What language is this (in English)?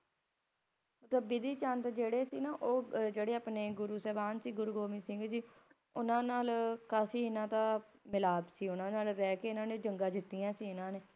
Punjabi